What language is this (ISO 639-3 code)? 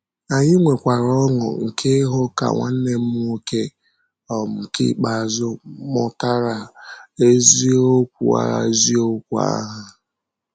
ibo